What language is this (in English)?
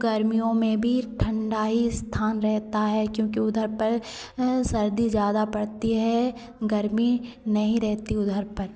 Hindi